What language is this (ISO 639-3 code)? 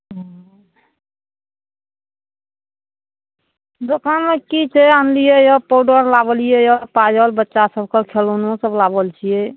mai